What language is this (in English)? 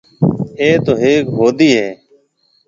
Marwari (Pakistan)